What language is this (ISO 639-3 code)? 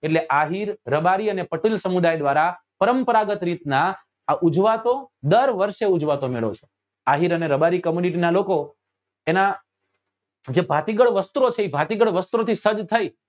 guj